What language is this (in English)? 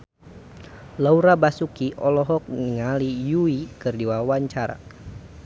Sundanese